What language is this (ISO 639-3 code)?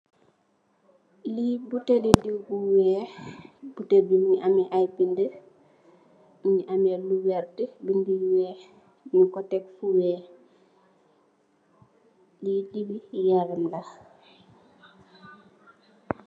wol